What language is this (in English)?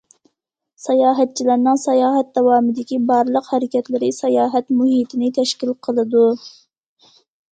Uyghur